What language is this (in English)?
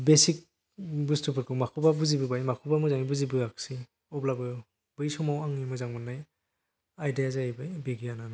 Bodo